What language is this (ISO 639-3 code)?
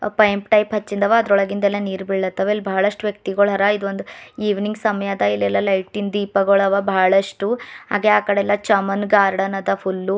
kan